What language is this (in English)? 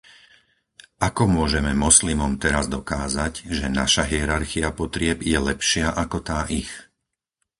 Slovak